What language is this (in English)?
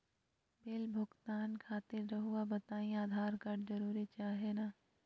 Magahi